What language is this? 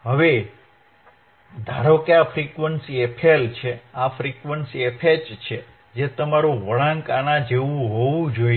Gujarati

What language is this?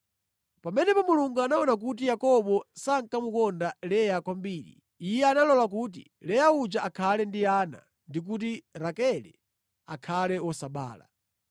Nyanja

